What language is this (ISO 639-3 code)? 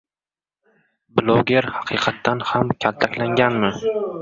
uzb